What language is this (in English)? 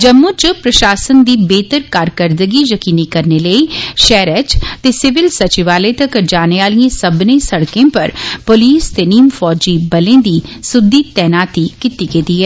Dogri